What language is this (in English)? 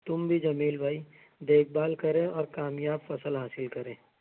Urdu